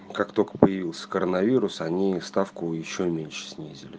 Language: Russian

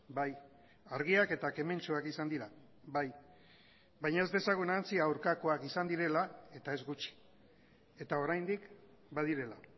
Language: Basque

